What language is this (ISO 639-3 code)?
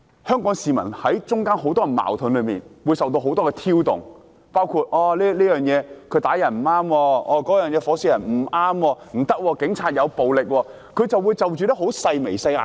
yue